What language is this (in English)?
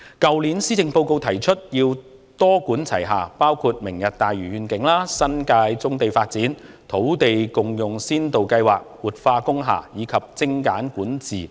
Cantonese